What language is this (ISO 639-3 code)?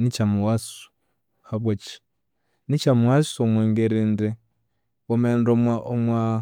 koo